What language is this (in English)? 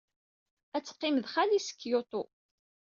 Kabyle